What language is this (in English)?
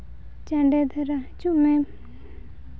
Santali